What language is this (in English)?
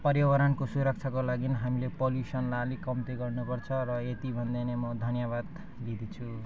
Nepali